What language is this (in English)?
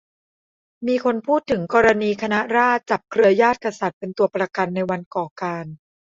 Thai